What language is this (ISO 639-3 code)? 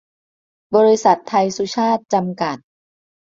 tha